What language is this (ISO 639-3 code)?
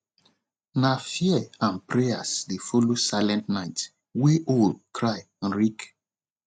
pcm